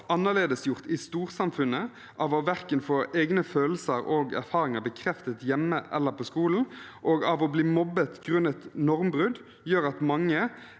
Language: Norwegian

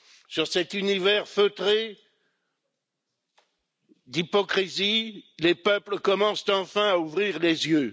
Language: French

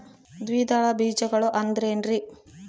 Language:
Kannada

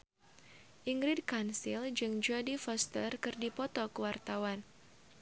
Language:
Sundanese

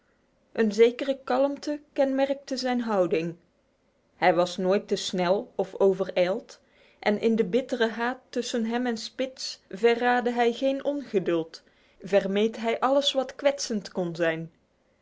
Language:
Dutch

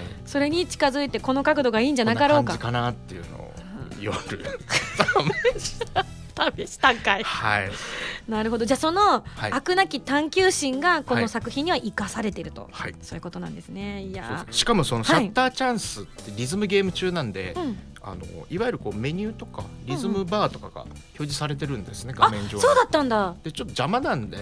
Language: Japanese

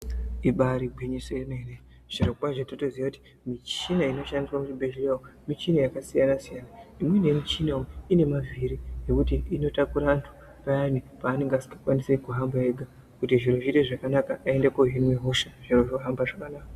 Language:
Ndau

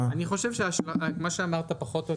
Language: Hebrew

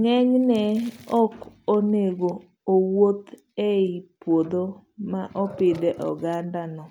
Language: Luo (Kenya and Tanzania)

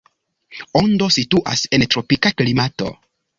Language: Esperanto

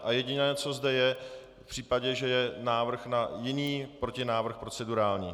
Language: Czech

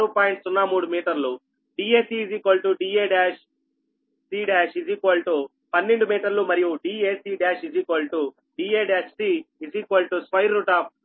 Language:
Telugu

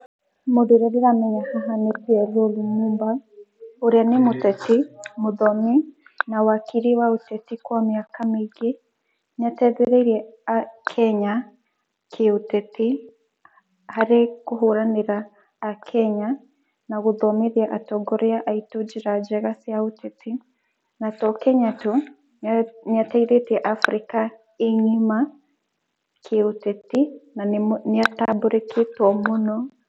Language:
Kikuyu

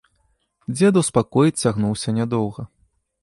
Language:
Belarusian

